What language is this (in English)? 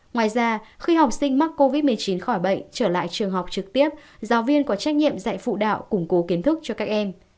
Vietnamese